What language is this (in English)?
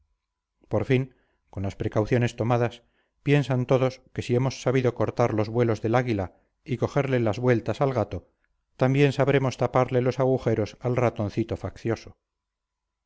Spanish